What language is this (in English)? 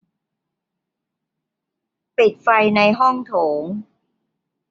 Thai